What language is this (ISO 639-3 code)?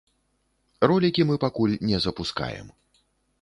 bel